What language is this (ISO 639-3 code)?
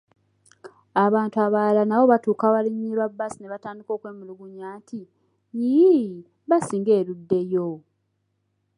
lug